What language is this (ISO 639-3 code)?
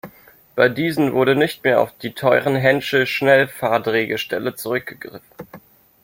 deu